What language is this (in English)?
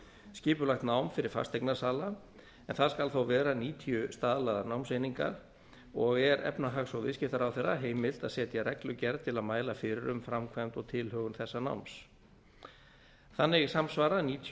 Icelandic